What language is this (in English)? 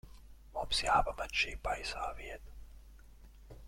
Latvian